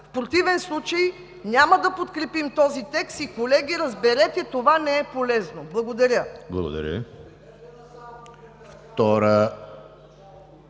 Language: Bulgarian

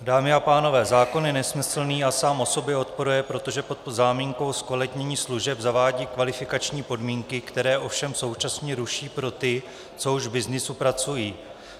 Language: Czech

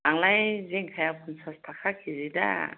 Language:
Bodo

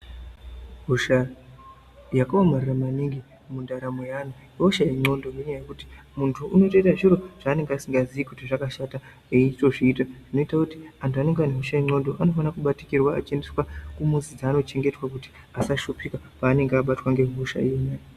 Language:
Ndau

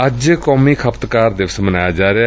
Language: Punjabi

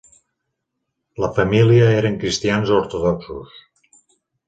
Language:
Catalan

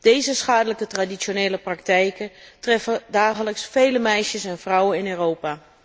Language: Dutch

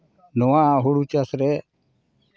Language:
Santali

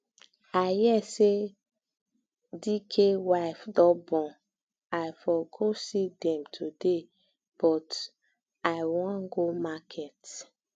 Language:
Nigerian Pidgin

